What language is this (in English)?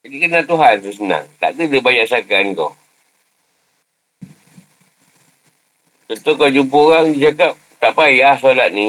Malay